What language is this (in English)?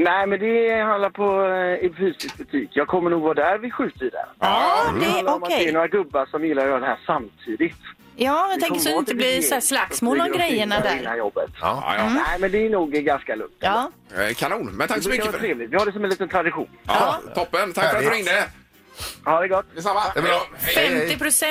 Swedish